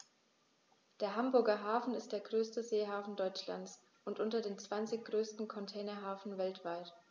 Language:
German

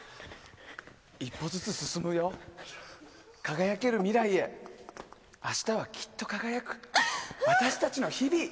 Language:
Japanese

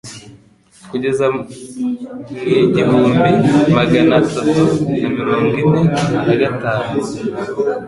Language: Kinyarwanda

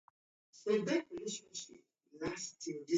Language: Taita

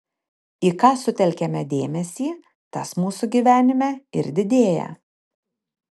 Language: Lithuanian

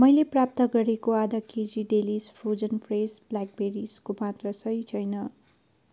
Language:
Nepali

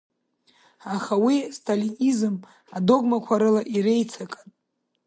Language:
Abkhazian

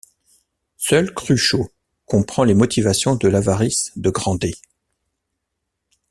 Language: French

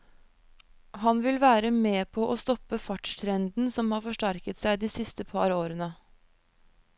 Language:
Norwegian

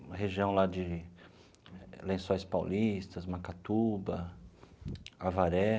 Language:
Portuguese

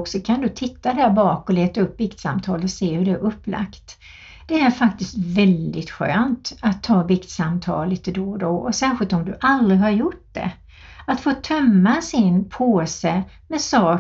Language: Swedish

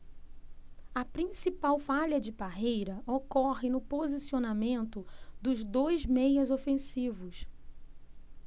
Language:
Portuguese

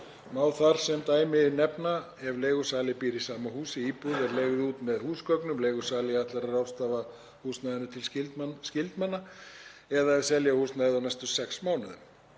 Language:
Icelandic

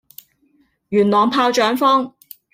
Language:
Cantonese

